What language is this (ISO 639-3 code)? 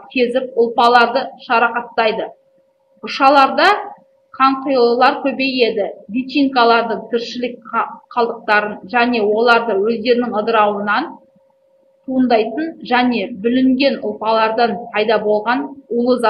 rus